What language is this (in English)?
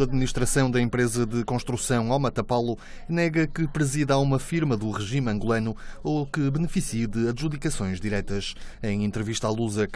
Portuguese